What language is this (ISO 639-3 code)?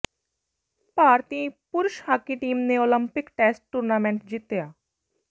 pan